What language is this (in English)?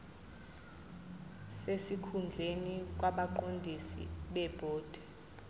Zulu